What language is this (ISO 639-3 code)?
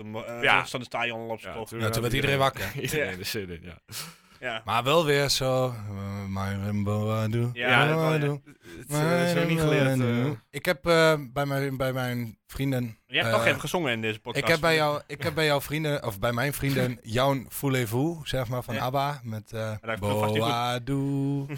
nld